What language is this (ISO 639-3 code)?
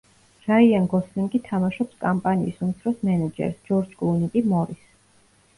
kat